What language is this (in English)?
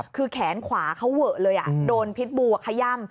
Thai